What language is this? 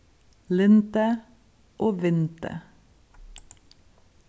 Faroese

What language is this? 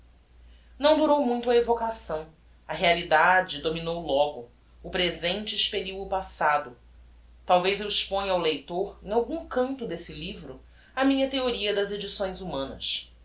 Portuguese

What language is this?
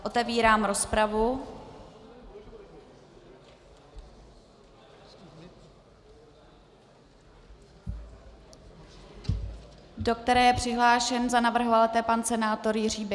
Czech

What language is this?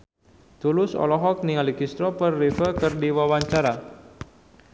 Sundanese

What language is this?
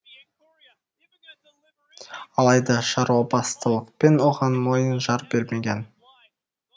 Kazakh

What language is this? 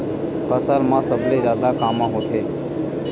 Chhattisgarhi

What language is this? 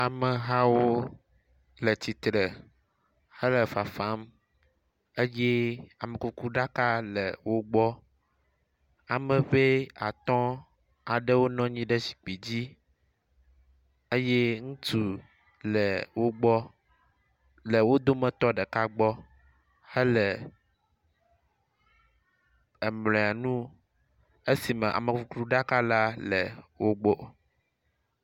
Ewe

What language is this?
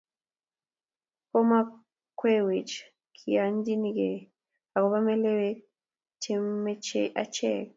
Kalenjin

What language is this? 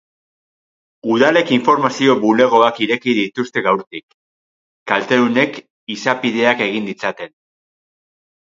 Basque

